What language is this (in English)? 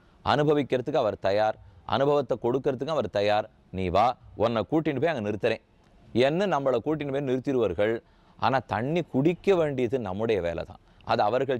Dutch